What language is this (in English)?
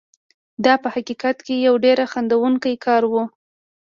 Pashto